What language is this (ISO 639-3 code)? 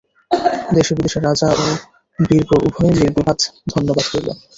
ben